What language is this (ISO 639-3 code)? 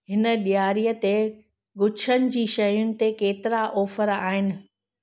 snd